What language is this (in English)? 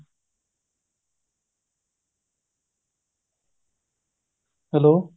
Punjabi